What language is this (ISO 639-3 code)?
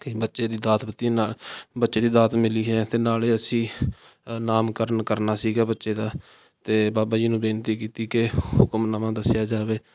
pan